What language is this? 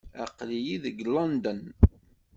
Kabyle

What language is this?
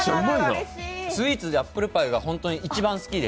Japanese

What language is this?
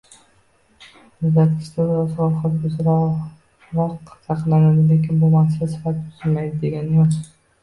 Uzbek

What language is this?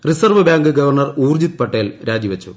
Malayalam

